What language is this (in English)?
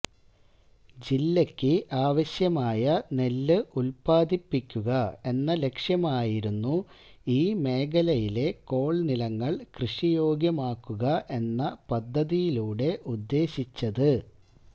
Malayalam